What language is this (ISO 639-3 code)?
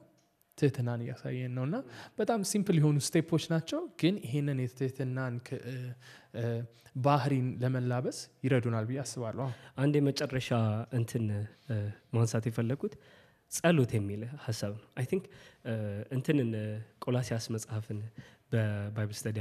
amh